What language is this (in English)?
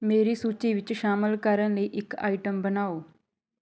Punjabi